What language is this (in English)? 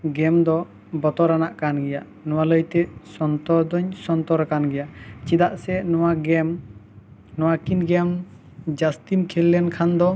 Santali